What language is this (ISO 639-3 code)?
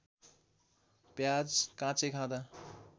nep